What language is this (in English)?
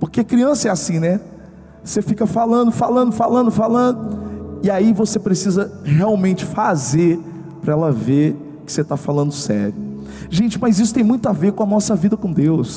Portuguese